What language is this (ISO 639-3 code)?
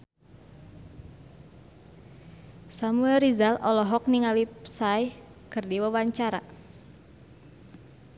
sun